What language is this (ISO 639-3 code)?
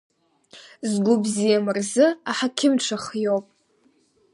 abk